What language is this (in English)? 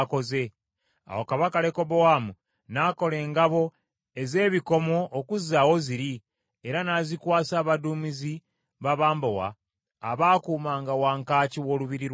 Ganda